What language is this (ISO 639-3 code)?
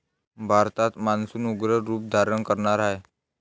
mar